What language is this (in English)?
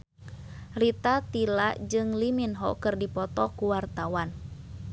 Sundanese